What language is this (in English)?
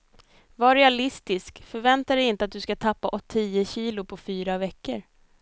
Swedish